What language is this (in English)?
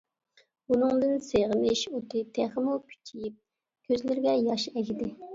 Uyghur